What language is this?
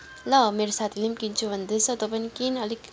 Nepali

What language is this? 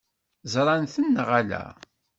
Kabyle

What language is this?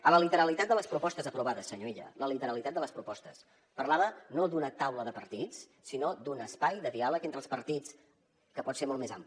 Catalan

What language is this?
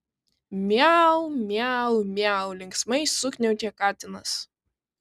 Lithuanian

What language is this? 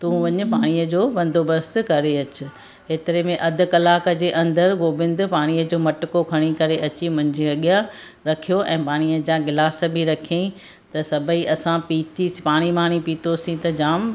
Sindhi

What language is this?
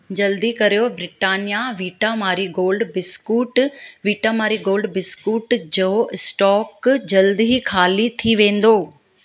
Sindhi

